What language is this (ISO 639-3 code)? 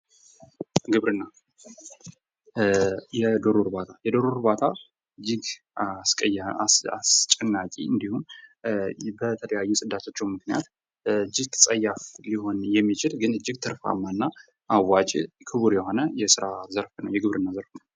amh